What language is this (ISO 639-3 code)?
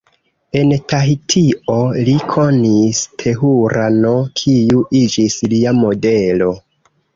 epo